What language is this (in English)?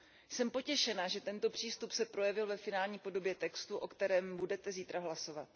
Czech